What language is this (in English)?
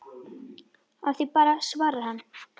Icelandic